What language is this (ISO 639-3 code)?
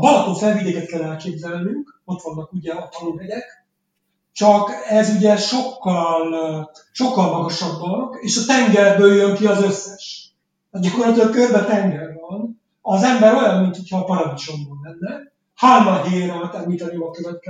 hun